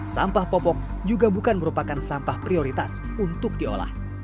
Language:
Indonesian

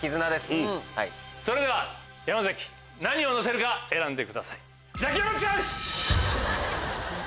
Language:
Japanese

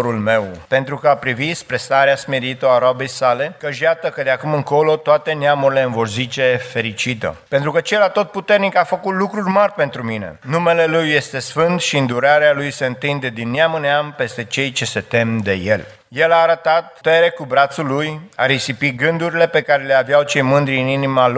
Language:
Romanian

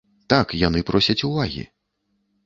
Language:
Belarusian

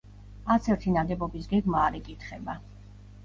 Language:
Georgian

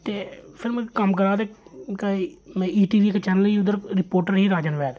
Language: Dogri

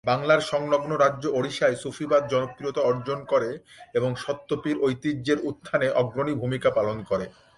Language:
Bangla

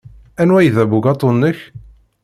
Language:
Kabyle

